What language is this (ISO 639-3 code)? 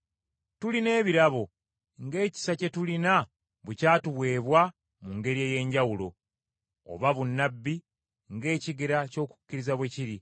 lug